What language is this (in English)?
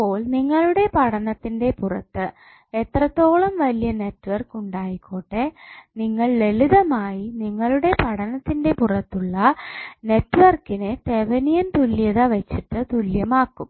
Malayalam